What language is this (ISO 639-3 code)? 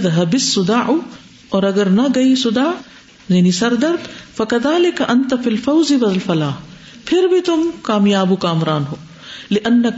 urd